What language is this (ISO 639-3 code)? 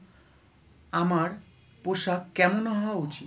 ben